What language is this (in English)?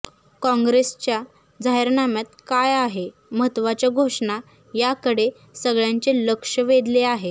Marathi